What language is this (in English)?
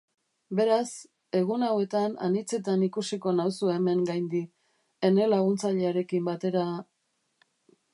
Basque